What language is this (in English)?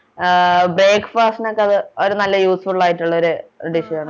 Malayalam